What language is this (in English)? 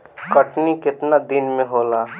Bhojpuri